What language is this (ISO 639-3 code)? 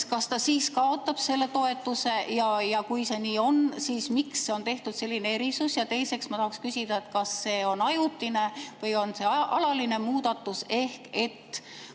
est